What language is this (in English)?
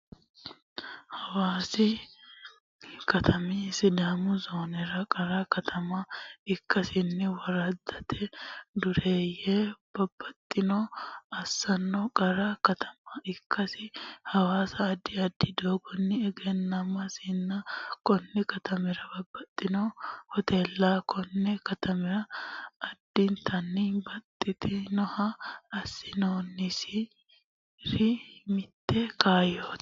Sidamo